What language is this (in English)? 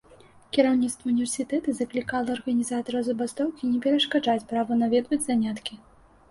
Belarusian